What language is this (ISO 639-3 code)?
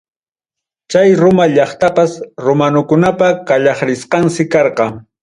quy